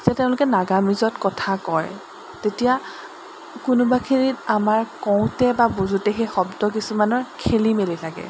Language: Assamese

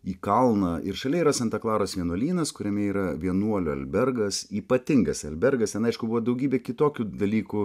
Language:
Lithuanian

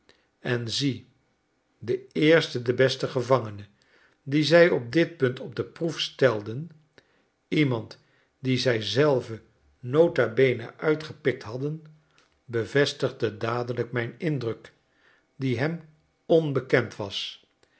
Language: Dutch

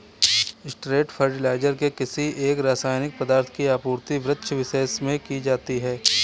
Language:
Hindi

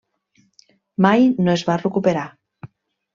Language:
Catalan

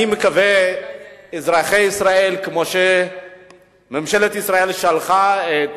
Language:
Hebrew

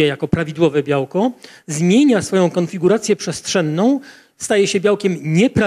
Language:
Polish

